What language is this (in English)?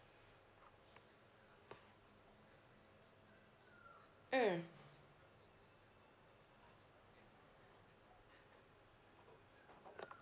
English